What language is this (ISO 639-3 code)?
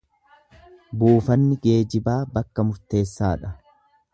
orm